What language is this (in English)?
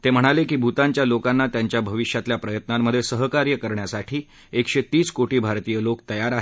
Marathi